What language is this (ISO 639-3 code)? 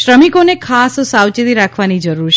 guj